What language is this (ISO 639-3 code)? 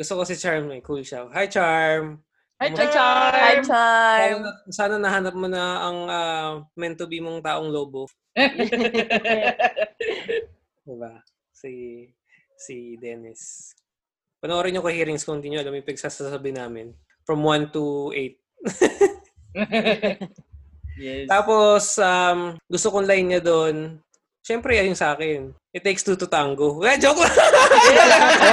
fil